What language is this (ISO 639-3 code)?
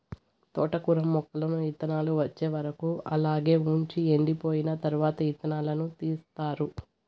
tel